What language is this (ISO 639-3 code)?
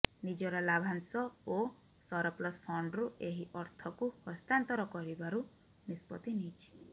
ori